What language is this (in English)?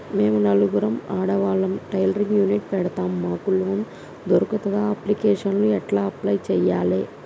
Telugu